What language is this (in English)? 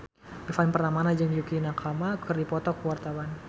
Sundanese